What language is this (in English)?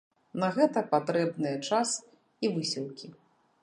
Belarusian